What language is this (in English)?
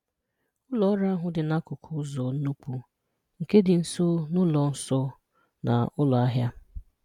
Igbo